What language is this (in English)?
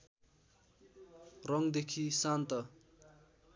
Nepali